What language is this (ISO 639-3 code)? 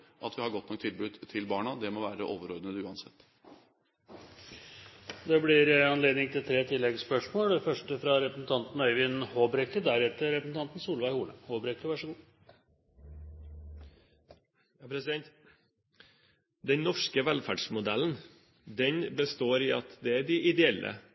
nob